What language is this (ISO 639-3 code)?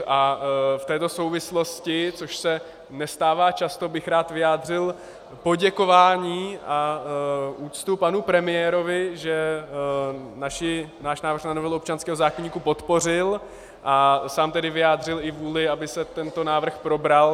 ces